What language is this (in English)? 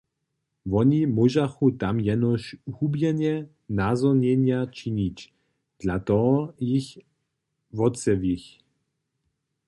Upper Sorbian